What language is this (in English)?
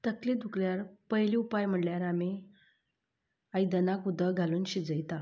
Konkani